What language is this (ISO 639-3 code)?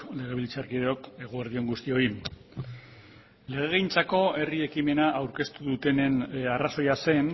eus